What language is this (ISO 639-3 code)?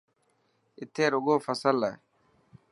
mki